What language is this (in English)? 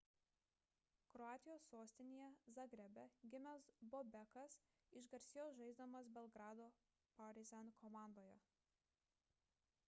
Lithuanian